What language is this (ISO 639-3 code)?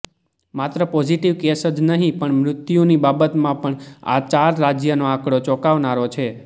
guj